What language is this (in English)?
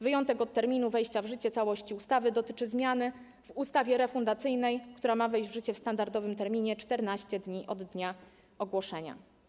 Polish